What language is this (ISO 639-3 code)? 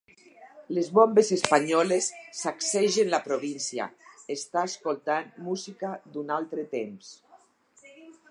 cat